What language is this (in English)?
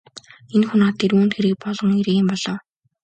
Mongolian